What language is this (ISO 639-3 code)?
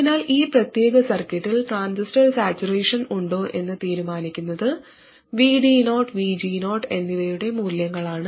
mal